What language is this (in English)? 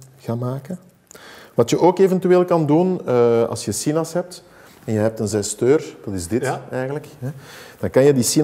Dutch